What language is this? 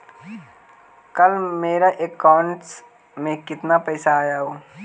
Magahi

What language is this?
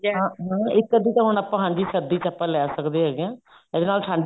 Punjabi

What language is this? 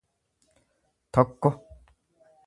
Oromo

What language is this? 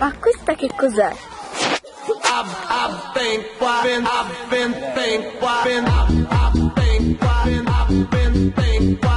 Latvian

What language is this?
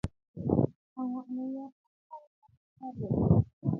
Bafut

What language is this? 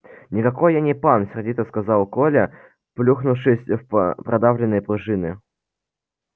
Russian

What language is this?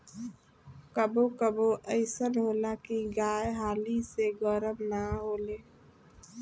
Bhojpuri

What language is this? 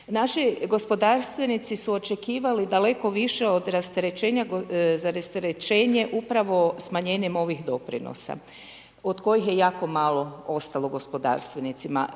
Croatian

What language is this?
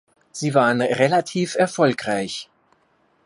German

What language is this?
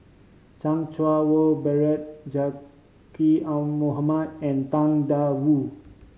English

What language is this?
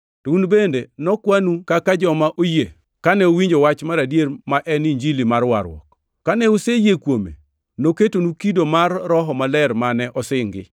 Luo (Kenya and Tanzania)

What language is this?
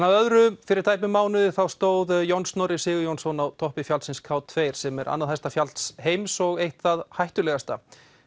Icelandic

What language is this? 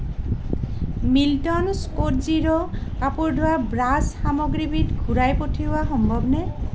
Assamese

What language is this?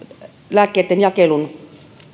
Finnish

